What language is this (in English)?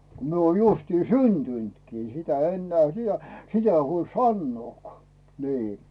Finnish